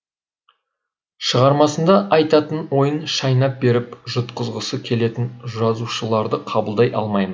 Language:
Kazakh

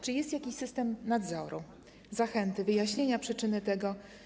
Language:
Polish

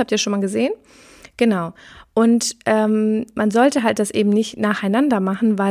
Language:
German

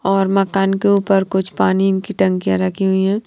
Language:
Hindi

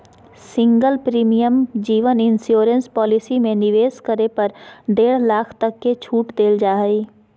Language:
Magahi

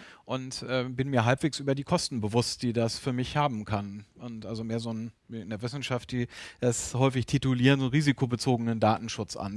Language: German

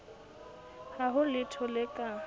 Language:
Southern Sotho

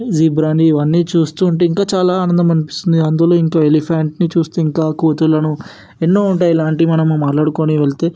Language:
Telugu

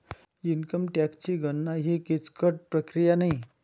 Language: Marathi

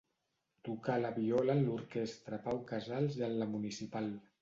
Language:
Catalan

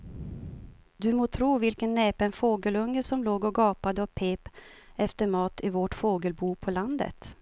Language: Swedish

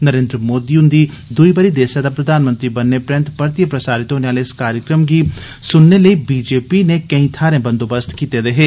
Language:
Dogri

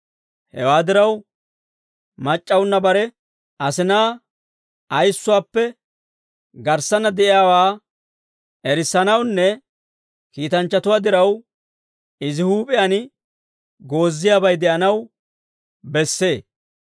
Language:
Dawro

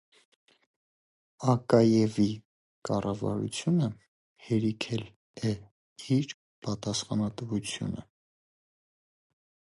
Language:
Armenian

